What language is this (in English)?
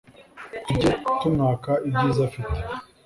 Kinyarwanda